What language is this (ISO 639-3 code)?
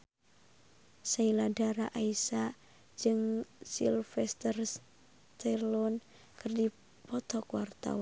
sun